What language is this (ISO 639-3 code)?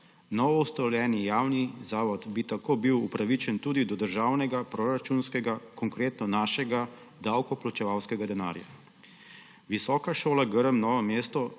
slv